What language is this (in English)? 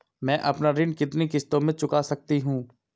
Hindi